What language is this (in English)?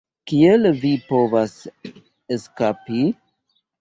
Esperanto